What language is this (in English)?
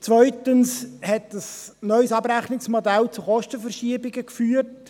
Swiss German